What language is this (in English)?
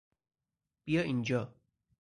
Persian